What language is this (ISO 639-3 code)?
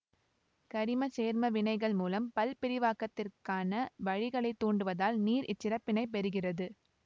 tam